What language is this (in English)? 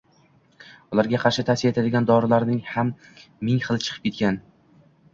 Uzbek